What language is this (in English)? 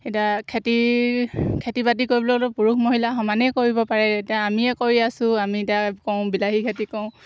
Assamese